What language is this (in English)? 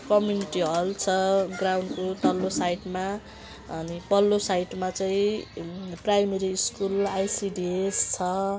Nepali